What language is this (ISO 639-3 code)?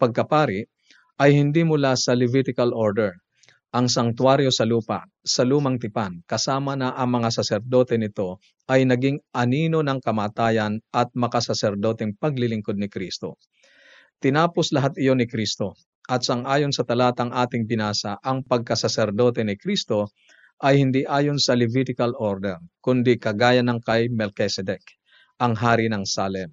fil